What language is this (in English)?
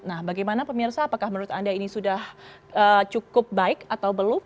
Indonesian